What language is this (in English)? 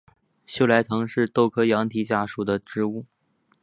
Chinese